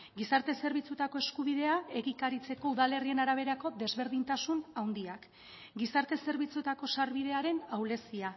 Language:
Basque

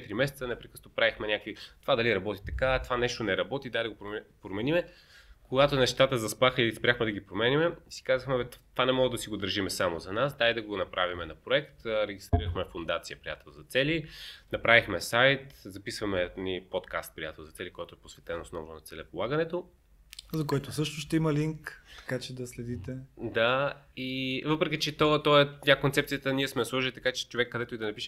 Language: Bulgarian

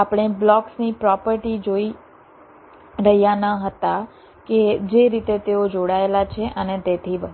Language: Gujarati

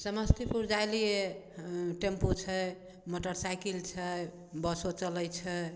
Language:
Maithili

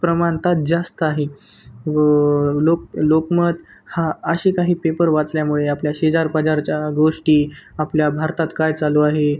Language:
Marathi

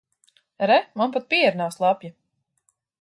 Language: Latvian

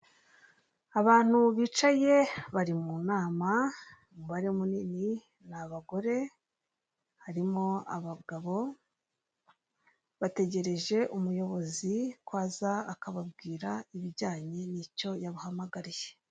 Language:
Kinyarwanda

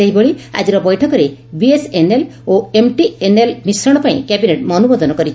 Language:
Odia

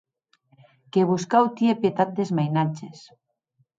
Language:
Occitan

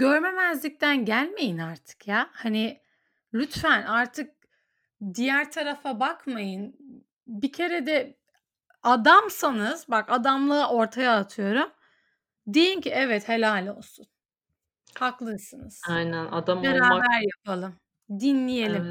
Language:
Turkish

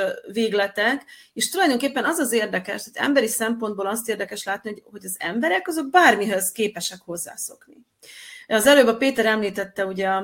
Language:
Hungarian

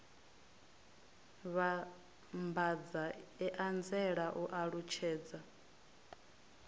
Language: Venda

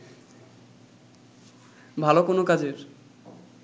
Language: Bangla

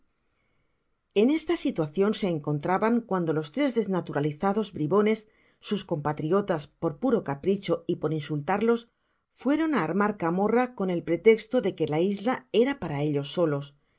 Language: Spanish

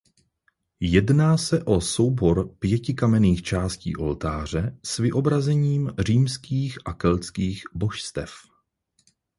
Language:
Czech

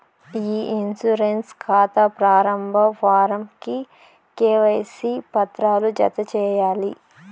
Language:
Telugu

